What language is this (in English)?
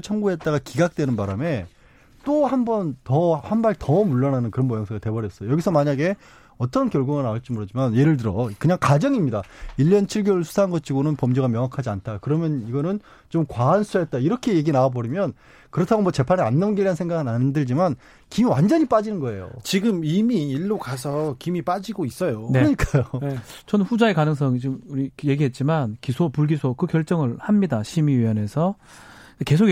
Korean